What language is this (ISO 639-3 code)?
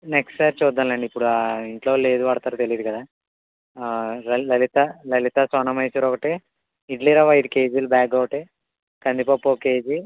tel